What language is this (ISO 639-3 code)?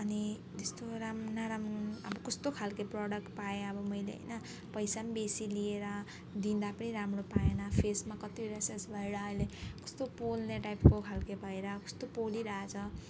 nep